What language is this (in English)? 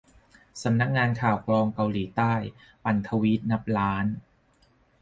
Thai